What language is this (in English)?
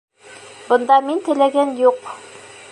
Bashkir